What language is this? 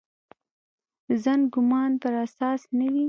Pashto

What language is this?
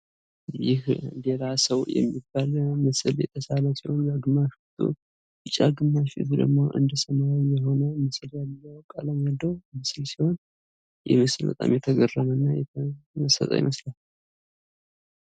Amharic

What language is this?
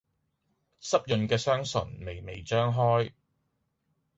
Cantonese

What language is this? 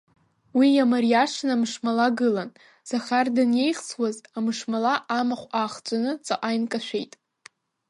Abkhazian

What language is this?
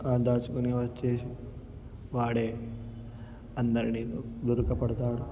Telugu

